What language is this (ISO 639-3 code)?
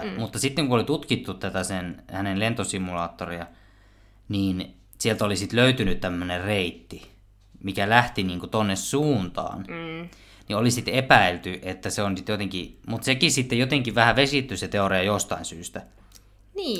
fin